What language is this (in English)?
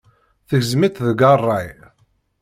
Kabyle